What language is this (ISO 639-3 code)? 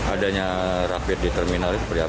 ind